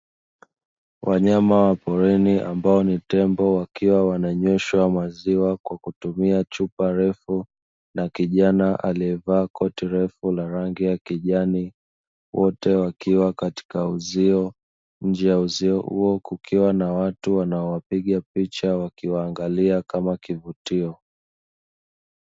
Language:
Swahili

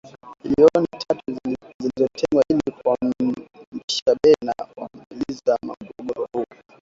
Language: Swahili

